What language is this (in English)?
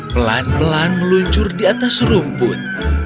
Indonesian